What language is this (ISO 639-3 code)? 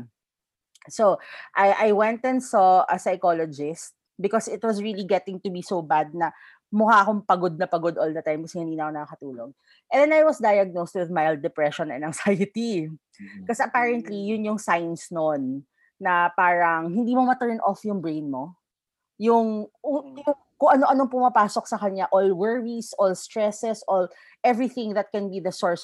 fil